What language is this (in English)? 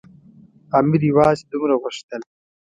Pashto